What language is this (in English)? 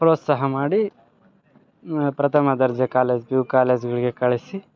Kannada